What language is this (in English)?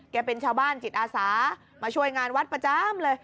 Thai